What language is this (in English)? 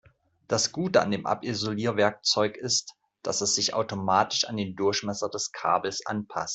German